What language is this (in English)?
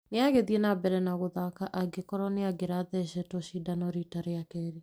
Kikuyu